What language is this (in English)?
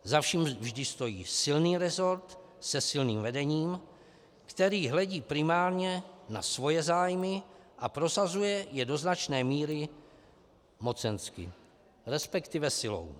Czech